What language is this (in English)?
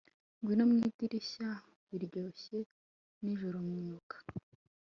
Kinyarwanda